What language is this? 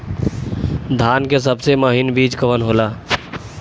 Bhojpuri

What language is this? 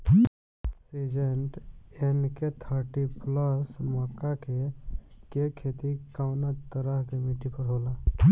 Bhojpuri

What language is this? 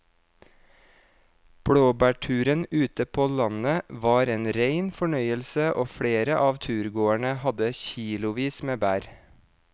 Norwegian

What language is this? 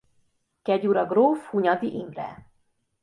Hungarian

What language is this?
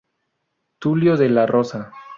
Spanish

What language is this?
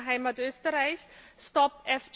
German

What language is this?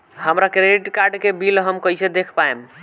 Bhojpuri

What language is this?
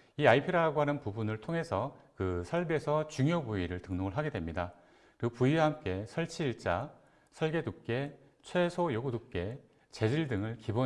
Korean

